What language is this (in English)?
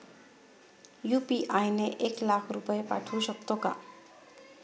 Marathi